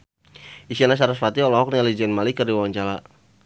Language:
Sundanese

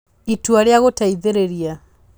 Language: Kikuyu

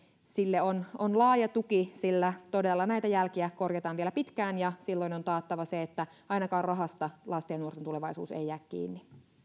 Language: Finnish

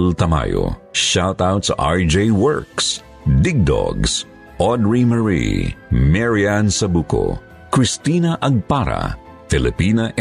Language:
Filipino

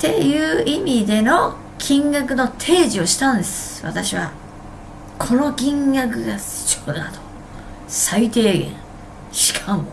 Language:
Japanese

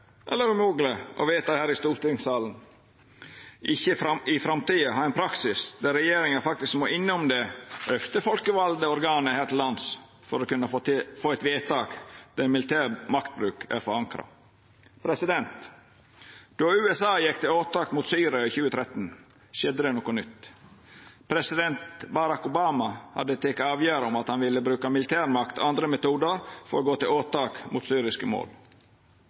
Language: Norwegian Nynorsk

